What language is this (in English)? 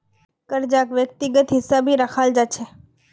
Magahi